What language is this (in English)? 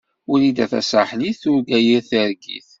Kabyle